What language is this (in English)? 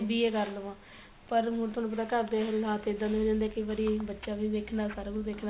Punjabi